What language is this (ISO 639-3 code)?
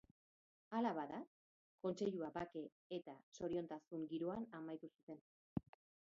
eus